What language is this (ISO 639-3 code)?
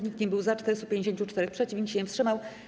pol